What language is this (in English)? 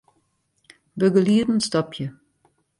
Western Frisian